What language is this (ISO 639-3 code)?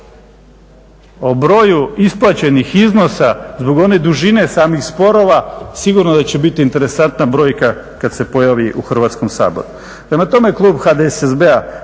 hrv